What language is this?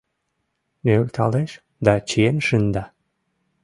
Mari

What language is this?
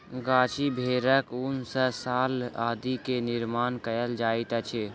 Maithili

